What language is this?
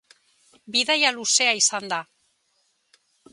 Basque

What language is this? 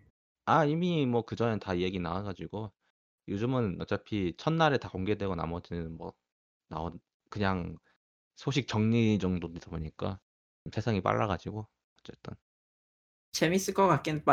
Korean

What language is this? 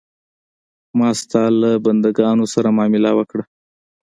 Pashto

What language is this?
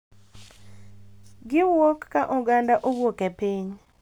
Luo (Kenya and Tanzania)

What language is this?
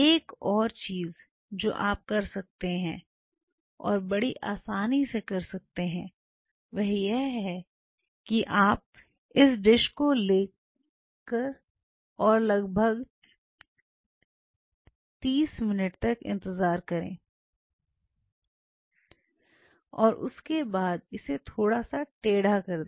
Hindi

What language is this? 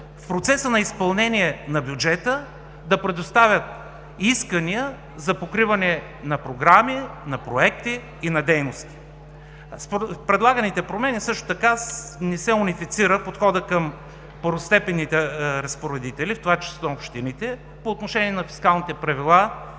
Bulgarian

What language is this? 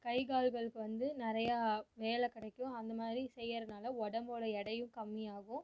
Tamil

